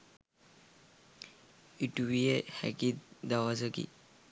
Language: Sinhala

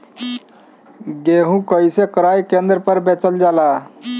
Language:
Bhojpuri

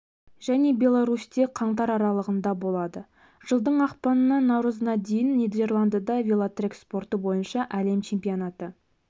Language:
Kazakh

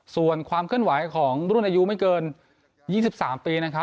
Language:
Thai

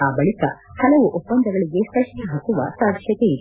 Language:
Kannada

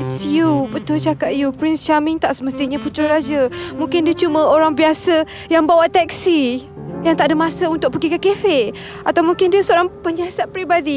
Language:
Malay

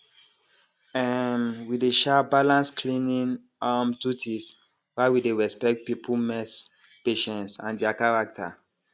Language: Nigerian Pidgin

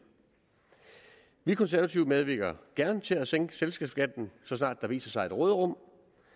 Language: Danish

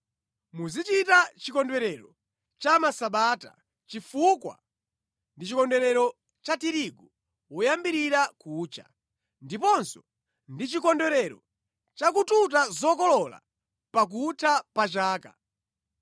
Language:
Nyanja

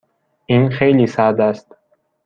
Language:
Persian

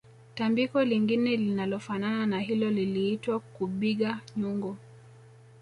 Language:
Swahili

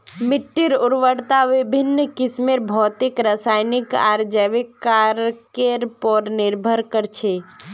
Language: Magahi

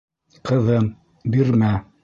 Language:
Bashkir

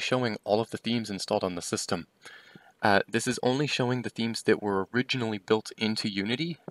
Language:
English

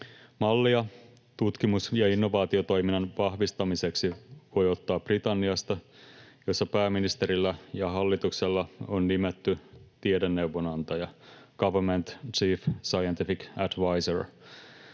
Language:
Finnish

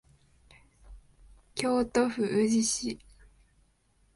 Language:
Japanese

